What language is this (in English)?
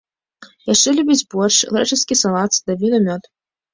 Belarusian